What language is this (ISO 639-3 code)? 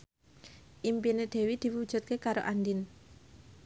jav